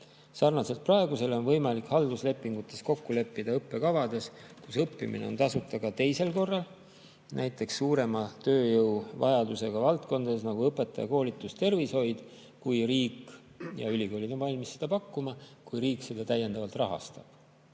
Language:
Estonian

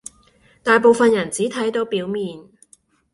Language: Cantonese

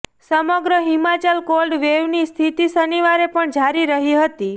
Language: Gujarati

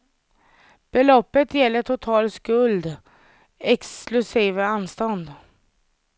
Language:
Swedish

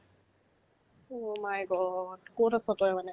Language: Assamese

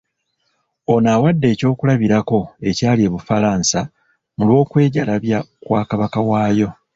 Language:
Ganda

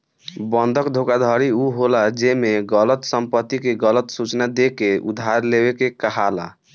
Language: Bhojpuri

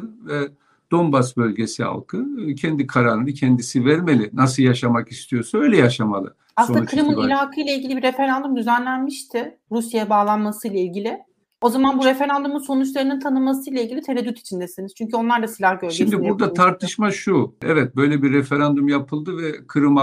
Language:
Turkish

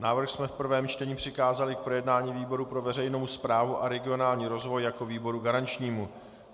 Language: Czech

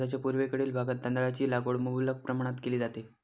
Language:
Marathi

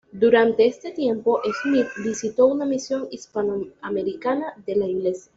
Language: Spanish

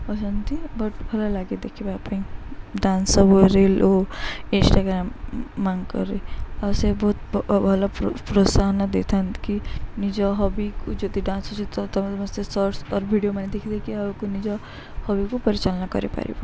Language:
Odia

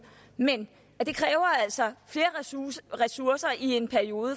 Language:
Danish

